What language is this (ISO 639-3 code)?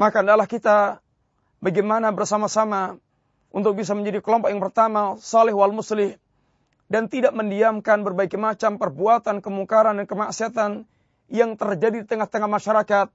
msa